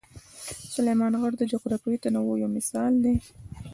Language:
Pashto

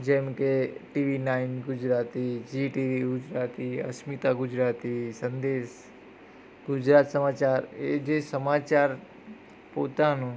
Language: Gujarati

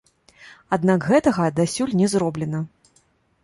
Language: Belarusian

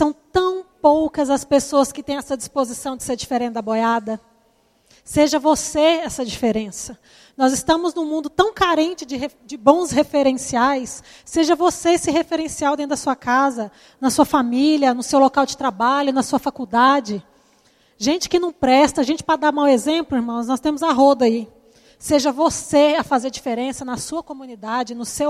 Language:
Portuguese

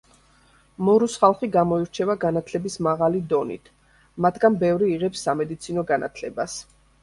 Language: Georgian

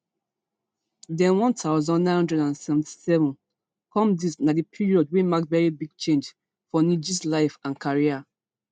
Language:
Nigerian Pidgin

